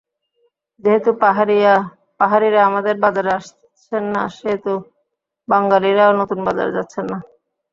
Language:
Bangla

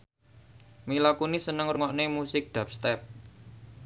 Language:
Javanese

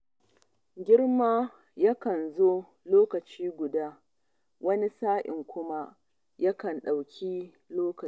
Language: Hausa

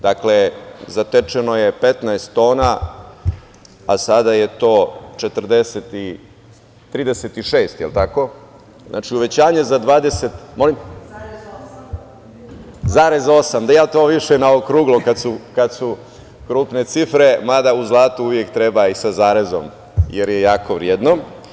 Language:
Serbian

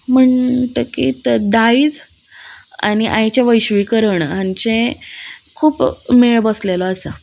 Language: Konkani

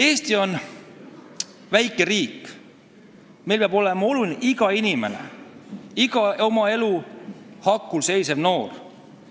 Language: Estonian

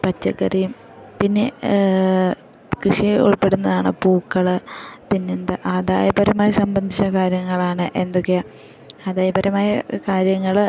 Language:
Malayalam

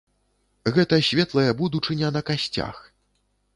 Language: Belarusian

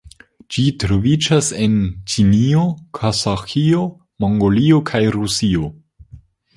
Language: Esperanto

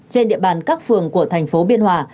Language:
Vietnamese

